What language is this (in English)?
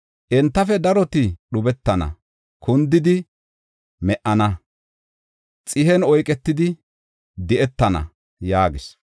Gofa